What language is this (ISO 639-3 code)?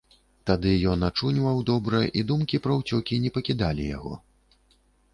bel